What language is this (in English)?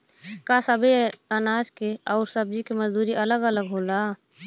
Bhojpuri